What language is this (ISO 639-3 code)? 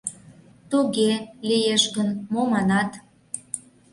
chm